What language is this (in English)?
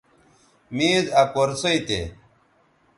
Bateri